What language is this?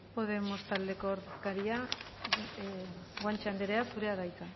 Basque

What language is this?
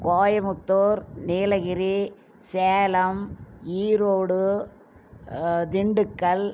Tamil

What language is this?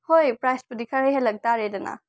Manipuri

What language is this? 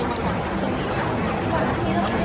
Thai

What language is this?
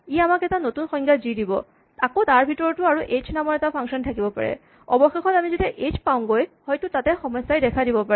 Assamese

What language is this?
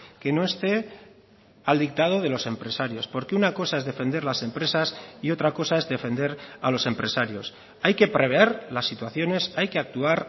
Spanish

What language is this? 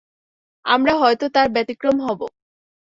Bangla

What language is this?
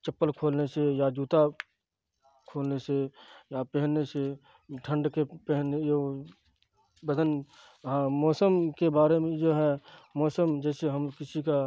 Urdu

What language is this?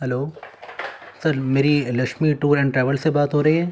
Urdu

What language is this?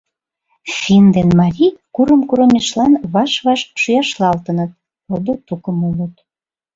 Mari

